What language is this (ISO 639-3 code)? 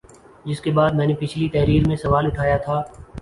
urd